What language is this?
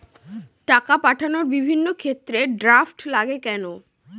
Bangla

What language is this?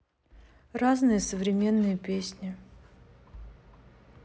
Russian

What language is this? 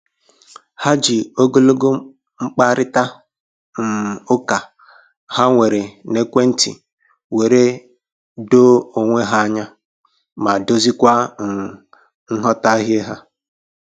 Igbo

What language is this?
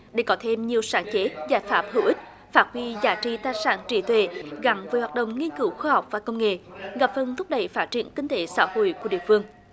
Vietnamese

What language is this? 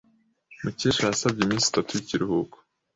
Kinyarwanda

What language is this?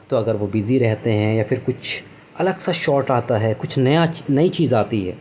Urdu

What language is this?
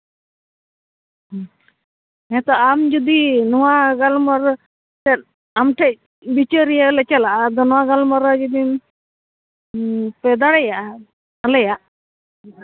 Santali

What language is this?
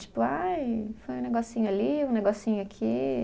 Portuguese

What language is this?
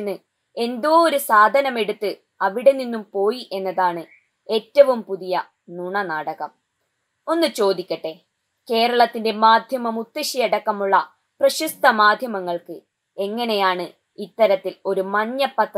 Romanian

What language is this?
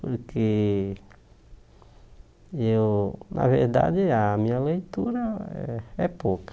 Portuguese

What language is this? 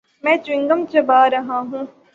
Urdu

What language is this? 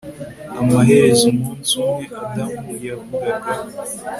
Kinyarwanda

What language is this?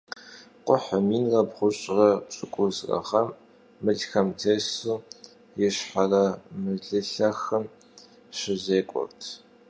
Kabardian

